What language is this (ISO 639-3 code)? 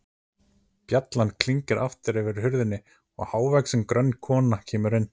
isl